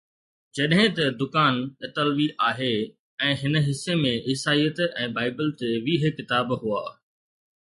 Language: Sindhi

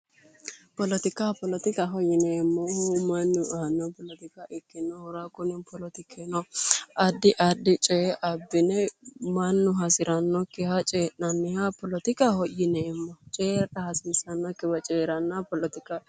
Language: Sidamo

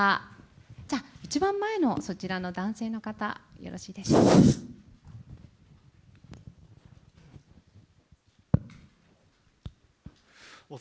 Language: Japanese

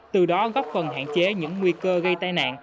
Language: Vietnamese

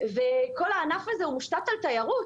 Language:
Hebrew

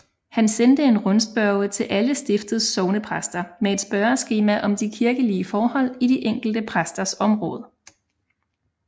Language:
Danish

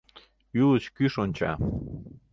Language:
Mari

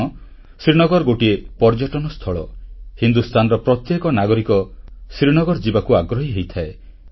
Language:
Odia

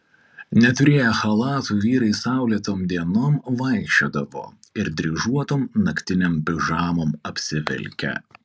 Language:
Lithuanian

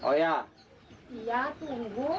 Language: Indonesian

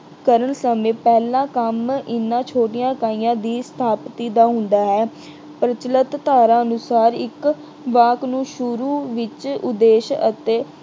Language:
Punjabi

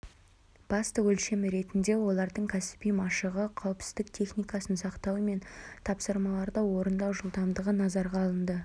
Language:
Kazakh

